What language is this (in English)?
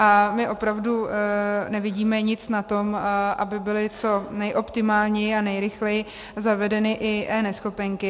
Czech